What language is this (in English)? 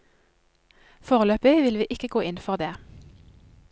Norwegian